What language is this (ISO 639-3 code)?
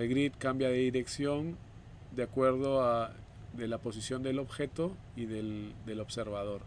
spa